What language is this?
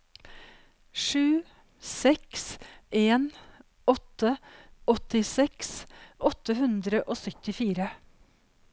Norwegian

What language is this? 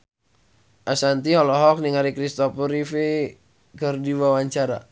Sundanese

